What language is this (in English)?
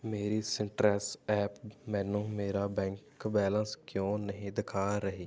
Punjabi